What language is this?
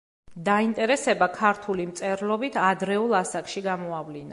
Georgian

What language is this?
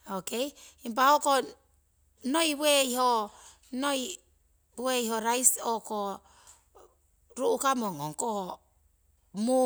Siwai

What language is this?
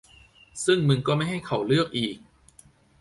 Thai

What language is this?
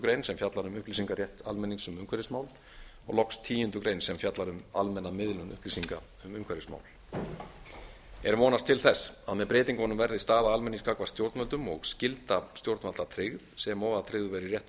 Icelandic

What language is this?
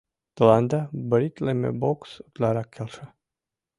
Mari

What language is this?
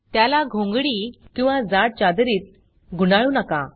Marathi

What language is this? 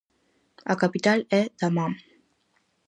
Galician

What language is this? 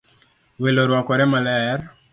Luo (Kenya and Tanzania)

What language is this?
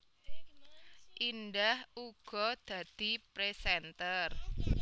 Javanese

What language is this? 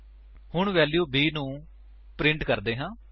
Punjabi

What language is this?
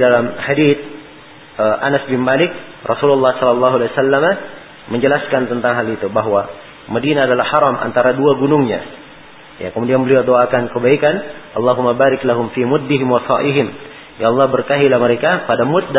Malay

